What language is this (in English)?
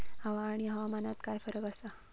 Marathi